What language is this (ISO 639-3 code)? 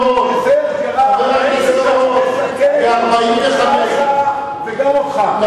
heb